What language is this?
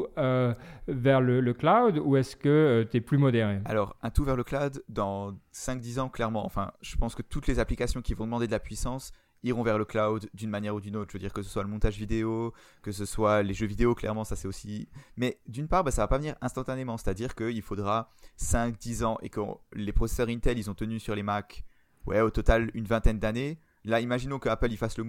French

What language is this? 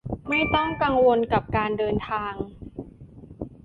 Thai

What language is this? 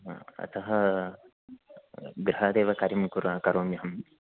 Sanskrit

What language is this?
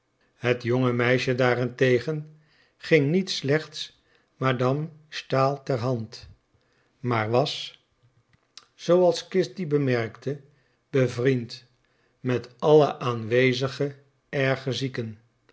Dutch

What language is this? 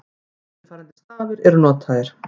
Icelandic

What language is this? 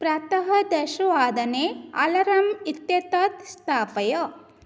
Sanskrit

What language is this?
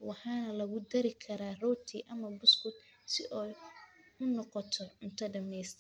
Somali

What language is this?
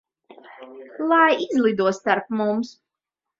Latvian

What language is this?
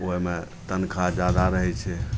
Maithili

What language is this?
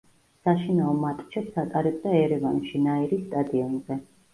Georgian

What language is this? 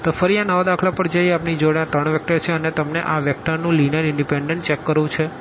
Gujarati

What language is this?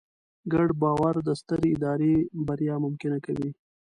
Pashto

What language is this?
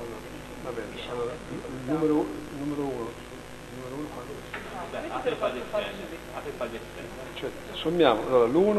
Italian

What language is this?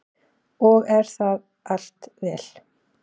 Icelandic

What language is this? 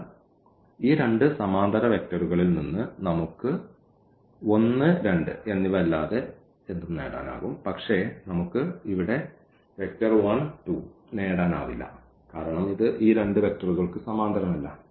Malayalam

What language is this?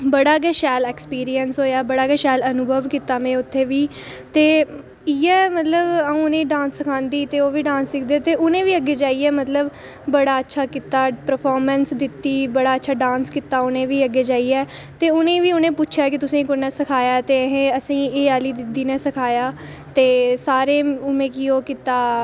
Dogri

